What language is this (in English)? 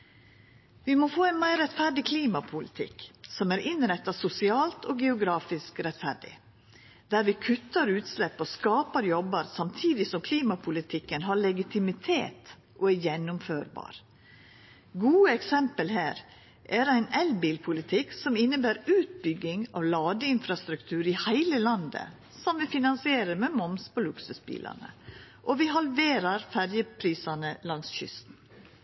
Norwegian Nynorsk